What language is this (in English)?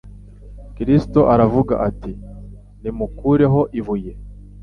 Kinyarwanda